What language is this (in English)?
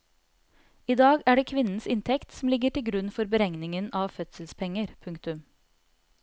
Norwegian